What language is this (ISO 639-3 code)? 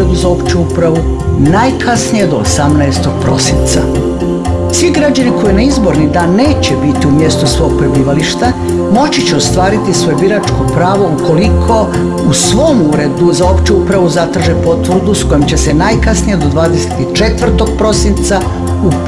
por